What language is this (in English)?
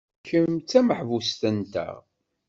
Kabyle